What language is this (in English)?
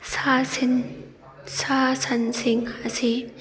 Manipuri